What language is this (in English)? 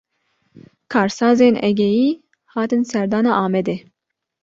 Kurdish